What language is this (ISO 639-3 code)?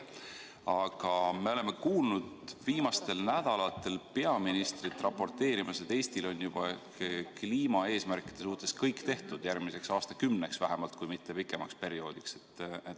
est